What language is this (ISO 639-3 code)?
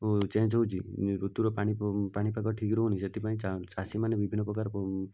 ori